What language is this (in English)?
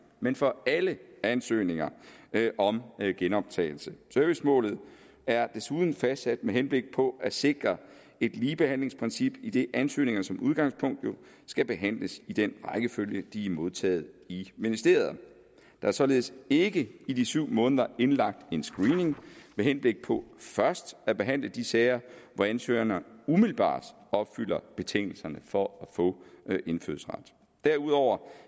Danish